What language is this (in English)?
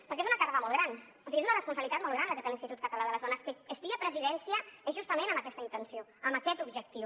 Catalan